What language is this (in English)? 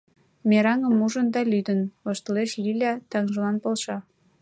Mari